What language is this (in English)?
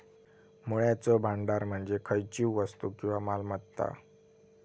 Marathi